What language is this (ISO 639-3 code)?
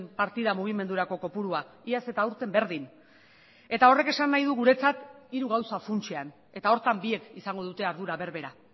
eus